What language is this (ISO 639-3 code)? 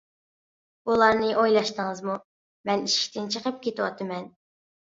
uig